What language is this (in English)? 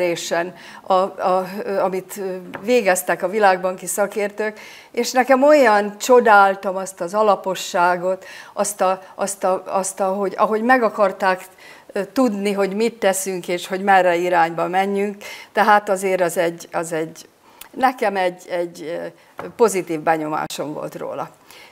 Hungarian